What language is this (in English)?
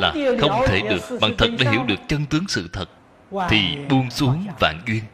Vietnamese